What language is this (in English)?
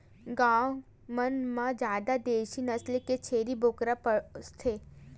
Chhattisgarhi